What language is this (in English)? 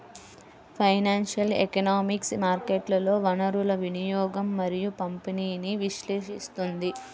Telugu